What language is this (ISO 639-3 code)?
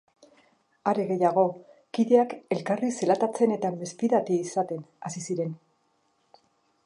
eus